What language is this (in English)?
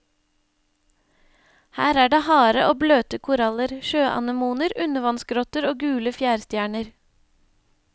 Norwegian